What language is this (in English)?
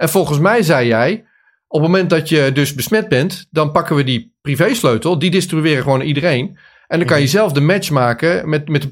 Dutch